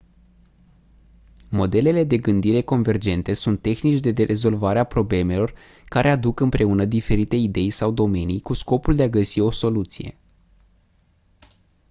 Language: Romanian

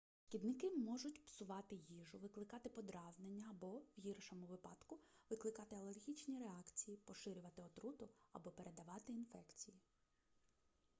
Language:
Ukrainian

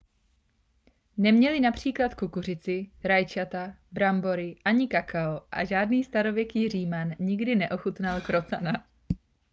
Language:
Czech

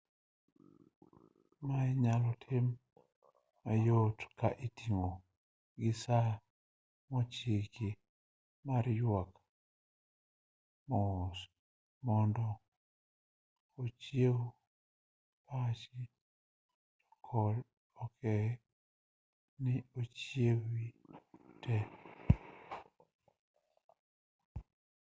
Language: Luo (Kenya and Tanzania)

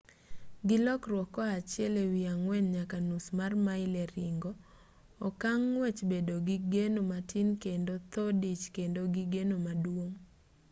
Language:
Luo (Kenya and Tanzania)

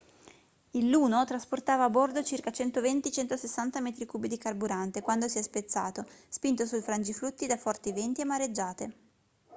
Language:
Italian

